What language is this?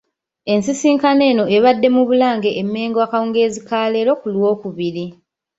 Ganda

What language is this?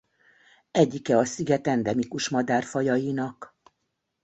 Hungarian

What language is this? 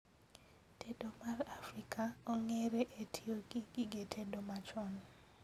Luo (Kenya and Tanzania)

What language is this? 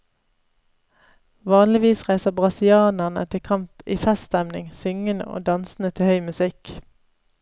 Norwegian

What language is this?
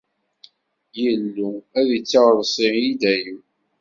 Kabyle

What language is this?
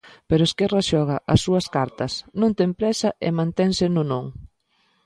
Galician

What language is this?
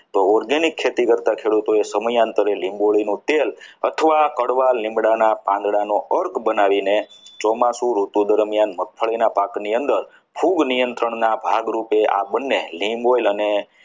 Gujarati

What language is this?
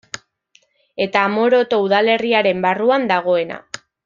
Basque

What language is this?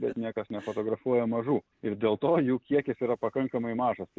Lithuanian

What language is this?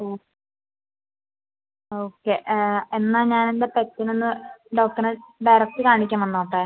Malayalam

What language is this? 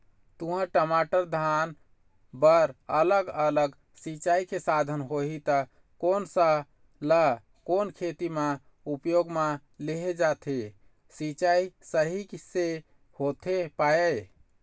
Chhattisgarhi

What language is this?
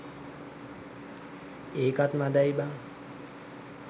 Sinhala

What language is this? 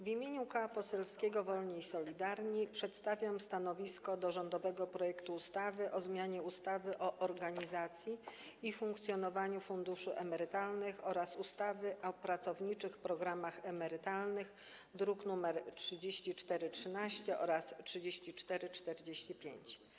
Polish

